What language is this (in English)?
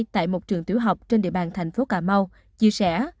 Vietnamese